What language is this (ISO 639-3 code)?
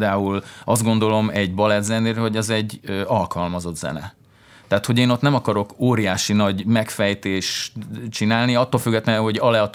hun